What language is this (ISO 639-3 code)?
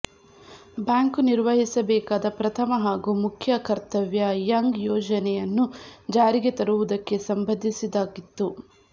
kan